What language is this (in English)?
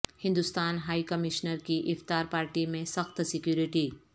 Urdu